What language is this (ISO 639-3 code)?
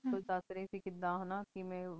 pan